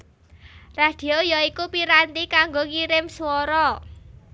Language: Javanese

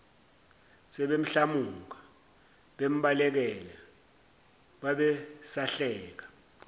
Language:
Zulu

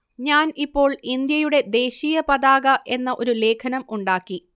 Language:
Malayalam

